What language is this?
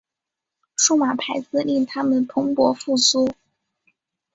Chinese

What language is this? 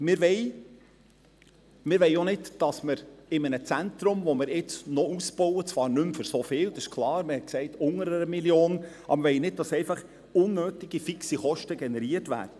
Swiss German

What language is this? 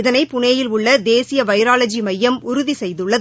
Tamil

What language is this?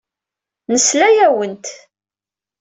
Kabyle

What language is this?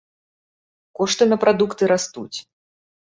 Belarusian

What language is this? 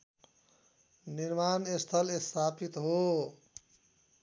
Nepali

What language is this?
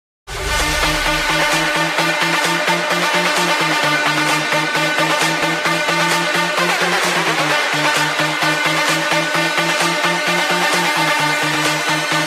Thai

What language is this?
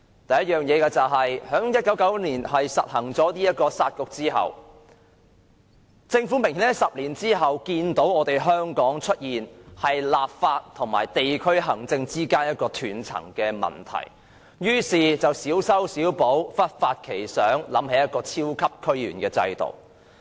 Cantonese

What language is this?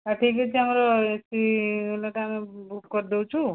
Odia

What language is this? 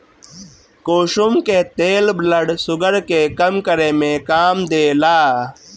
Bhojpuri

